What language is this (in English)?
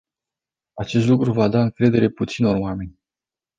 Romanian